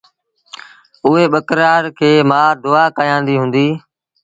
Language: Sindhi Bhil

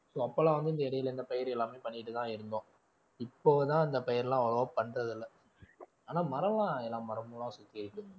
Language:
Tamil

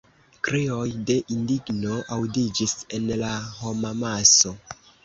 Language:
Esperanto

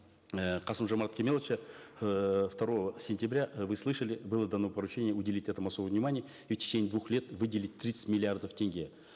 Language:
Kazakh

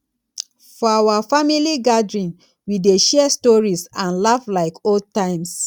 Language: Nigerian Pidgin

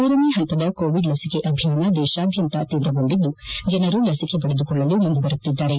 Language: Kannada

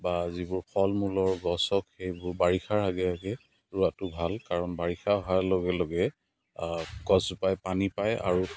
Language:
Assamese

